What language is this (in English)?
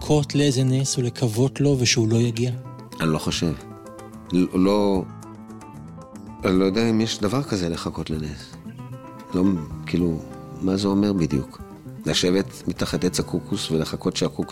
Hebrew